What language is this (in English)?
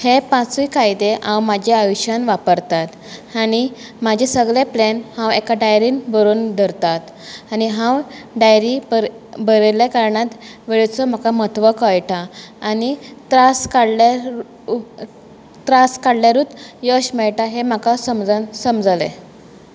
Konkani